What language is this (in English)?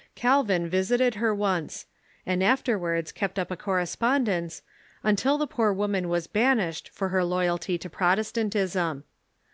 English